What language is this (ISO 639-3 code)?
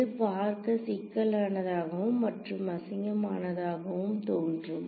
tam